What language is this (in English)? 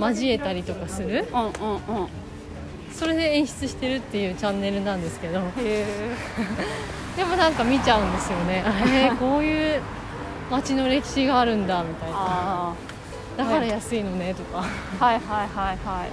Japanese